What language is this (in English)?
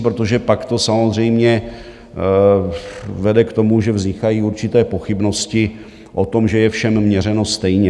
Czech